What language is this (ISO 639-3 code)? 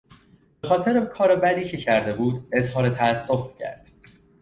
fas